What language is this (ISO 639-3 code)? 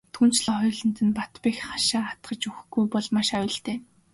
mon